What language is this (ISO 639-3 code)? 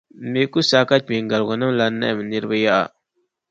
dag